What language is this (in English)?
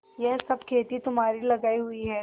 Hindi